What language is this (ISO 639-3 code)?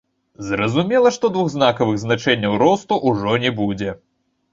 bel